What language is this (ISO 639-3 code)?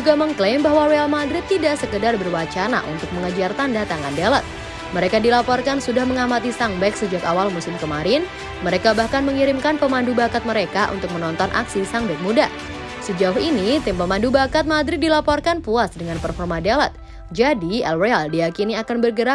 ind